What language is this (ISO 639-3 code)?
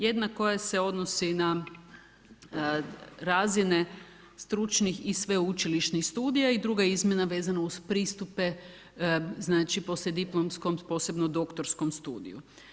hrv